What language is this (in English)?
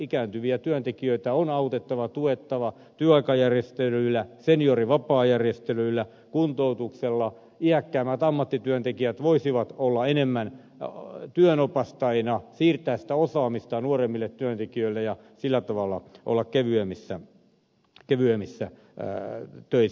Finnish